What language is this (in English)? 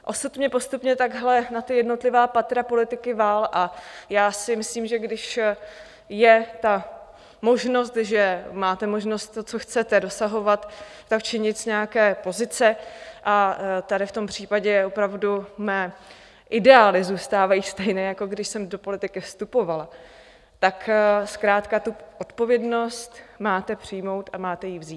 Czech